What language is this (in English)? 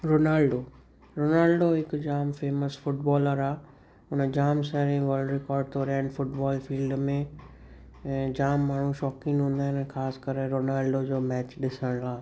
Sindhi